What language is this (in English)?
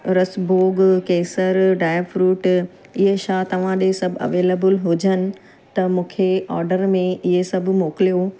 Sindhi